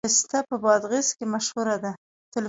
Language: Pashto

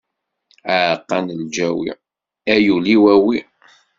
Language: Kabyle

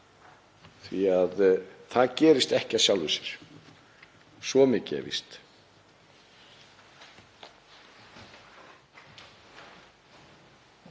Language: Icelandic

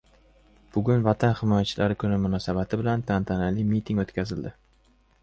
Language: Uzbek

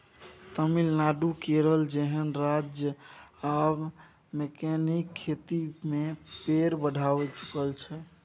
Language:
Maithili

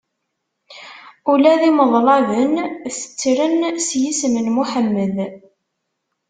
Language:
Kabyle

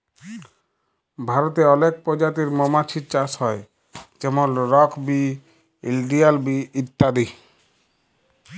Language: Bangla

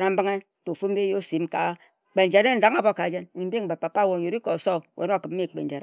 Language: Ejagham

